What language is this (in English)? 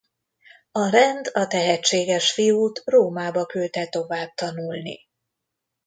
Hungarian